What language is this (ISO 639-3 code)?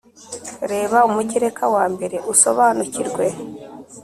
kin